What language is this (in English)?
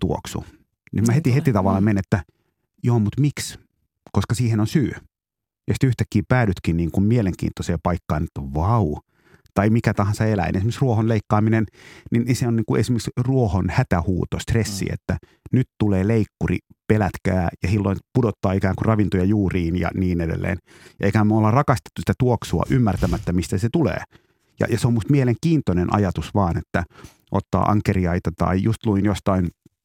Finnish